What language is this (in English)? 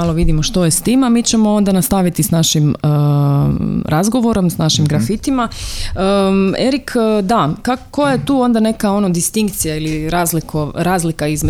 Croatian